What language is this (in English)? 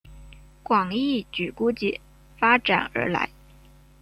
Chinese